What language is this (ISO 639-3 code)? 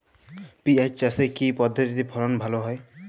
ben